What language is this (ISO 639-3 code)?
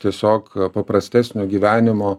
lit